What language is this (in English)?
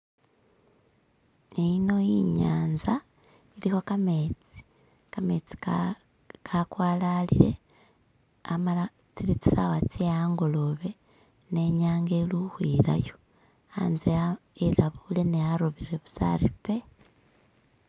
Masaaba